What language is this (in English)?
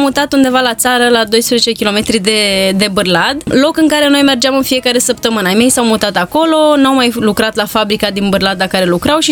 Romanian